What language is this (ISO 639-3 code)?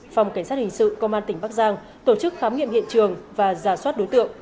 vie